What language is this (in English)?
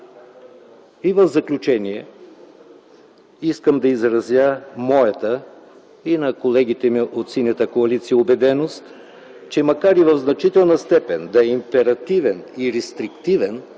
Bulgarian